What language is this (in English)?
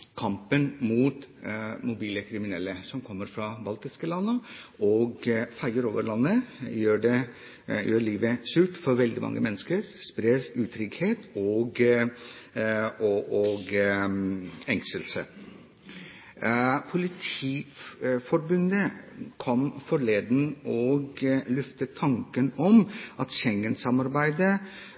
Norwegian Bokmål